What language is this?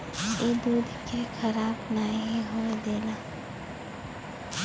Bhojpuri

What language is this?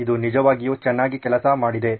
Kannada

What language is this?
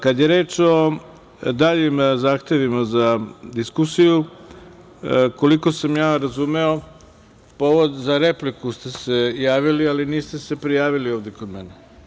Serbian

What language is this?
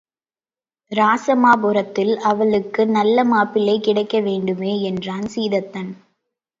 Tamil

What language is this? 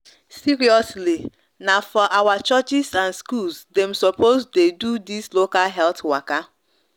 Nigerian Pidgin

